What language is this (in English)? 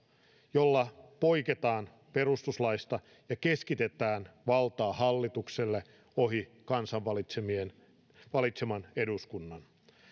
Finnish